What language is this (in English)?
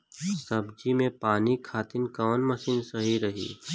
Bhojpuri